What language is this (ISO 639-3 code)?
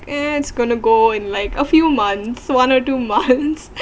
eng